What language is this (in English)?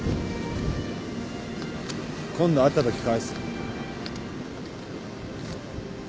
Japanese